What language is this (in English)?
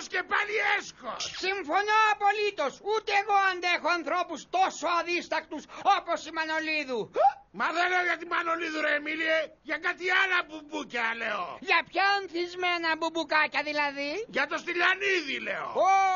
Greek